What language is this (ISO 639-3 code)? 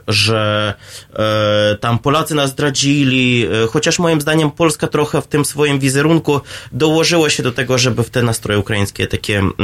pol